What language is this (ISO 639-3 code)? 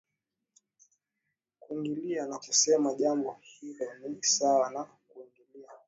swa